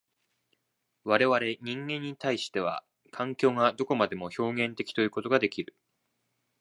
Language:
Japanese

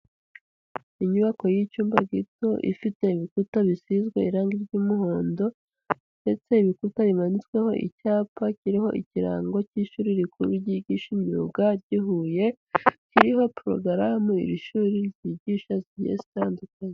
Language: Kinyarwanda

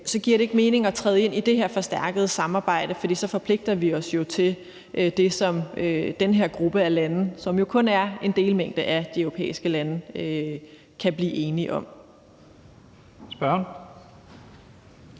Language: Danish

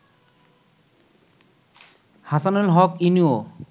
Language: Bangla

